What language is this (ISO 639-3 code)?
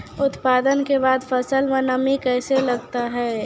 mai